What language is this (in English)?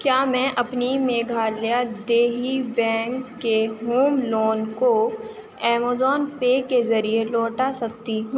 Urdu